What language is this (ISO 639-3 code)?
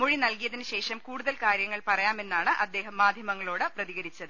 mal